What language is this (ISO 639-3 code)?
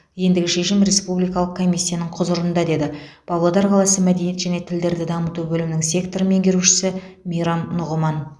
kaz